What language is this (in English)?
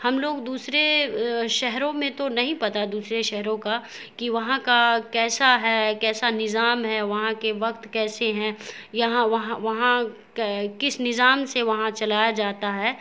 Urdu